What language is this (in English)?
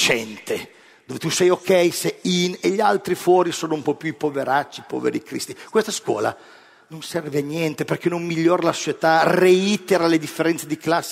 Italian